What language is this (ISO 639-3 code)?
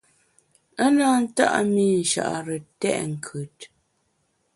bax